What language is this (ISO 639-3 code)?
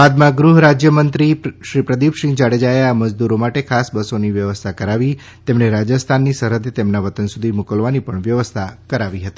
guj